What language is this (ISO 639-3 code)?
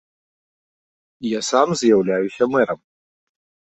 bel